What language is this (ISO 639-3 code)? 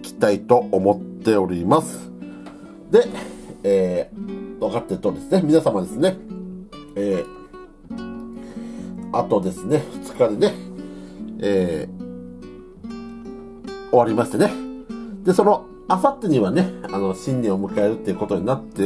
jpn